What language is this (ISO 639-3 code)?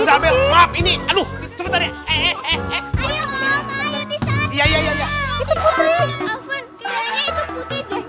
ind